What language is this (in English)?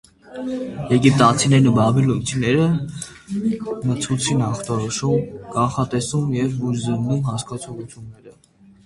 Armenian